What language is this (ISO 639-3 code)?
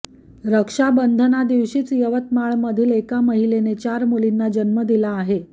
mar